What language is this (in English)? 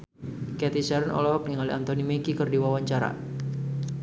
Sundanese